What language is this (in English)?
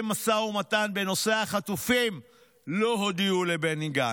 Hebrew